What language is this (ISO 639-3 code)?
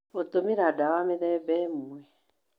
kik